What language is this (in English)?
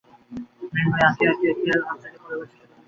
Bangla